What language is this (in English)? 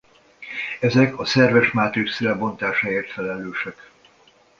Hungarian